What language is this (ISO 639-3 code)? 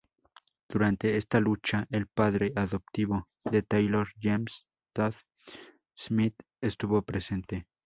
spa